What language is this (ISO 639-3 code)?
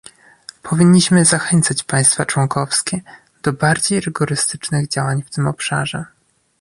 pol